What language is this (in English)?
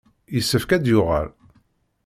Kabyle